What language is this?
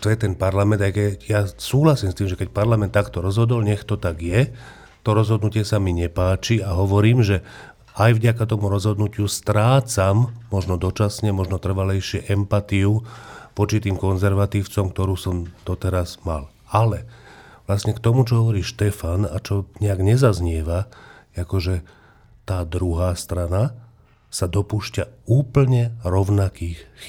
Slovak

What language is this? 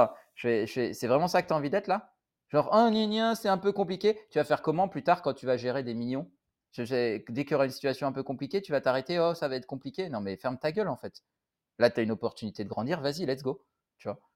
French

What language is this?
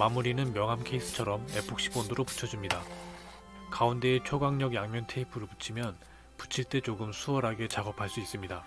Korean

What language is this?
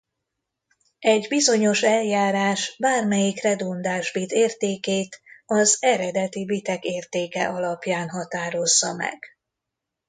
Hungarian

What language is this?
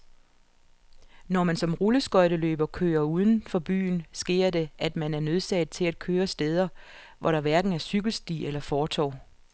Danish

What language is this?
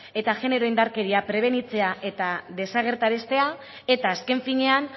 Basque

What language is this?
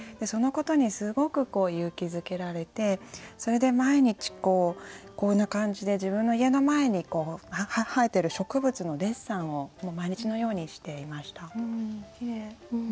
Japanese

